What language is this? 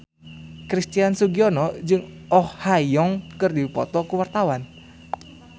Sundanese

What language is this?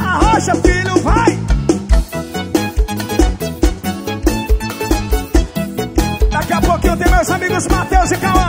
Portuguese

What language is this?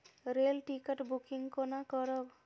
Maithili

